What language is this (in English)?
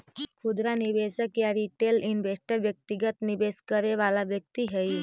Magahi